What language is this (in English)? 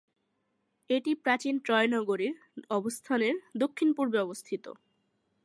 Bangla